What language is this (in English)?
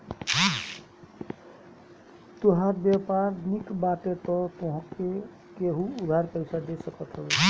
Bhojpuri